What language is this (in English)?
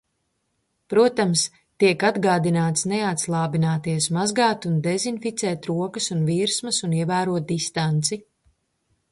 Latvian